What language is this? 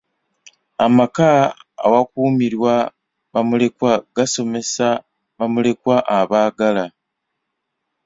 Ganda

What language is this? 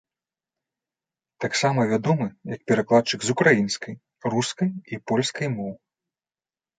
Belarusian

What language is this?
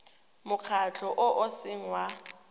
Tswana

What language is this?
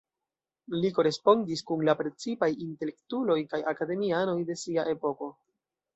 Esperanto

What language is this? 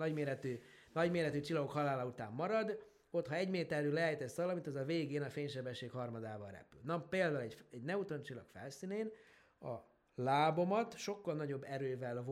Hungarian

